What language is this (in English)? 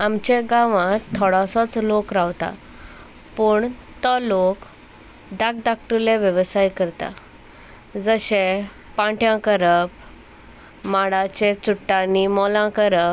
Konkani